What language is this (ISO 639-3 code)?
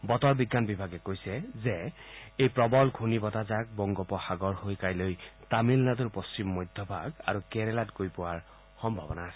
asm